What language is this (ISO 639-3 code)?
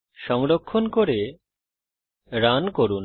ben